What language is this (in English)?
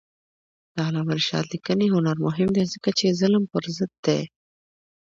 Pashto